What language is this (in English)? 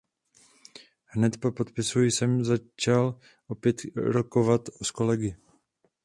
Czech